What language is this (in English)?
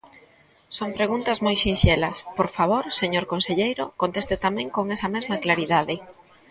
Galician